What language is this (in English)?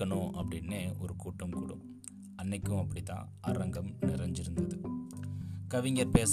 Tamil